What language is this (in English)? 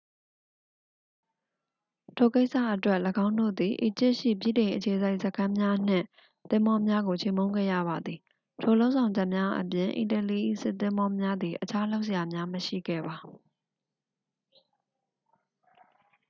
Burmese